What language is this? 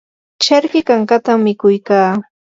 Yanahuanca Pasco Quechua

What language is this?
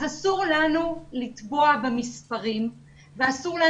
Hebrew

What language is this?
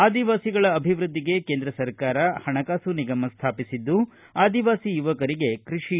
Kannada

